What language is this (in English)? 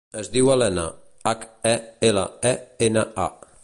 Catalan